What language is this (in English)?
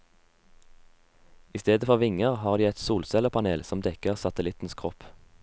Norwegian